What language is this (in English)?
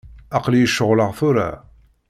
Kabyle